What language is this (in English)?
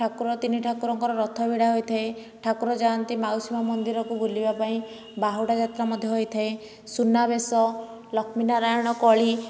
Odia